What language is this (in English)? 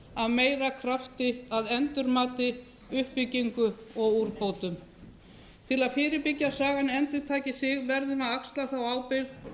Icelandic